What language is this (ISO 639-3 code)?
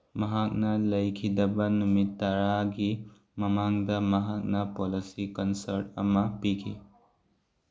mni